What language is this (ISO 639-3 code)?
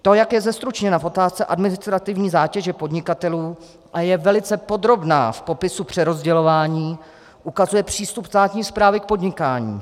ces